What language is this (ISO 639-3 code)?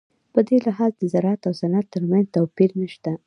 pus